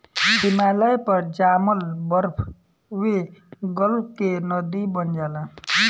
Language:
Bhojpuri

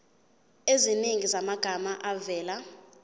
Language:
Zulu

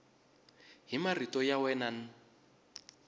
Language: Tsonga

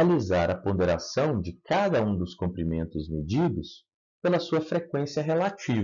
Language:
Portuguese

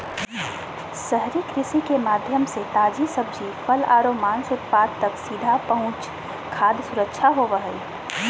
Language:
Magahi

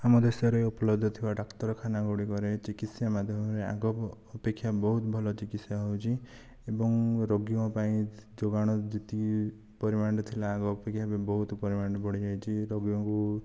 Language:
Odia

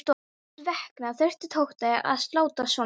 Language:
Icelandic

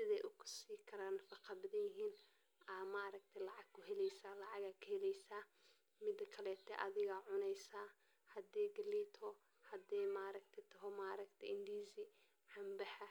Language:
Somali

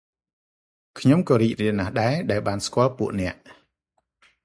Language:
Khmer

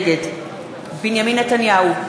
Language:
Hebrew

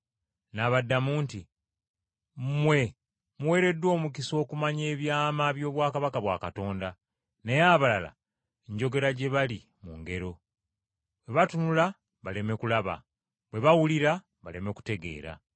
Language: Ganda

